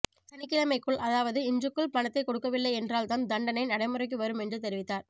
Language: Tamil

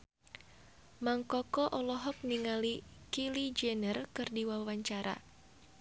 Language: Sundanese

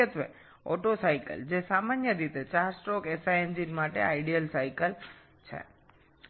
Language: Bangla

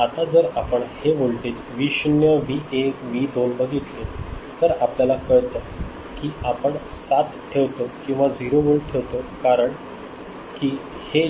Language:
Marathi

